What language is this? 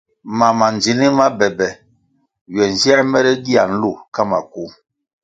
Kwasio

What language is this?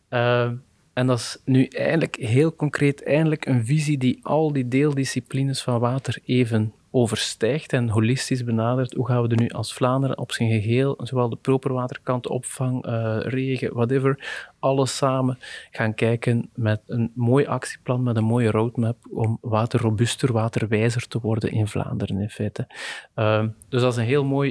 Dutch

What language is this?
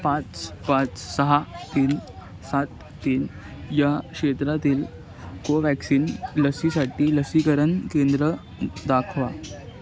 Marathi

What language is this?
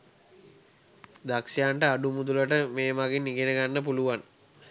Sinhala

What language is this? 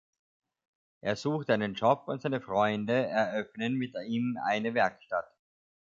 German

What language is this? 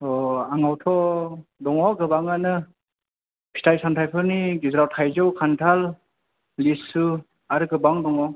Bodo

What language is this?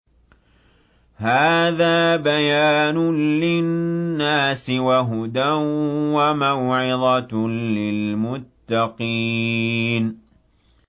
Arabic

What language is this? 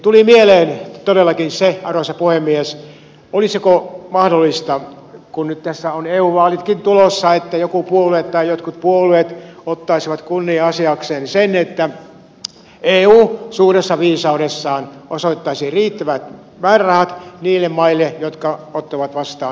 Finnish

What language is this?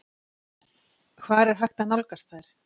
Icelandic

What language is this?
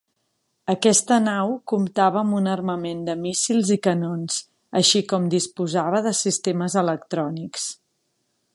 Catalan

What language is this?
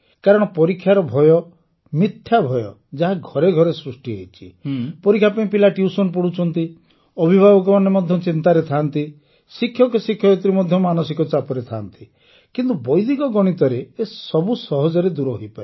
Odia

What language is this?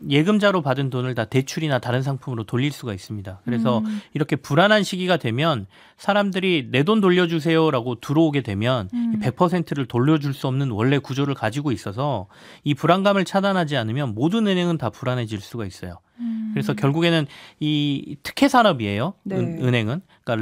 Korean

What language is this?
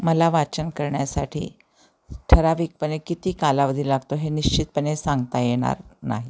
Marathi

